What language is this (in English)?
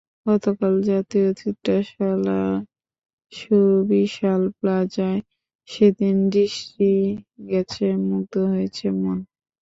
Bangla